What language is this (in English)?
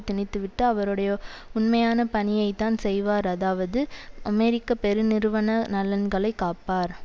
Tamil